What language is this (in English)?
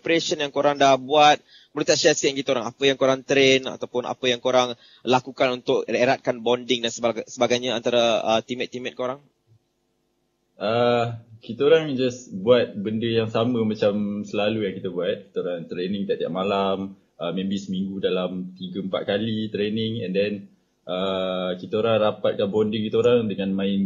Malay